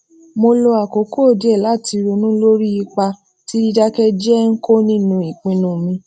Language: Yoruba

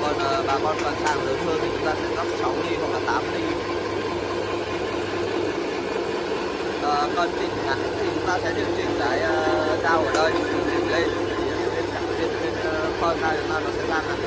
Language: Vietnamese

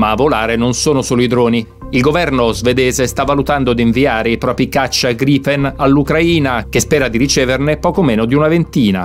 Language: Italian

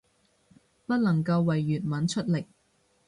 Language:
Cantonese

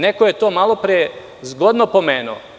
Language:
Serbian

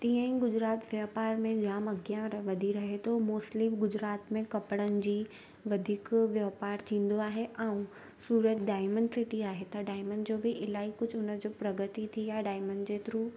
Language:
Sindhi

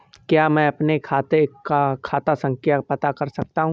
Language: Hindi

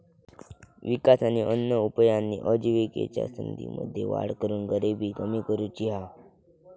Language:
Marathi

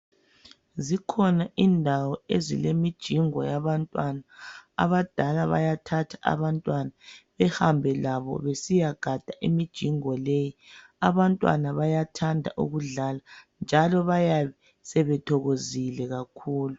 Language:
North Ndebele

